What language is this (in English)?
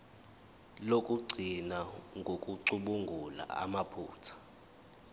Zulu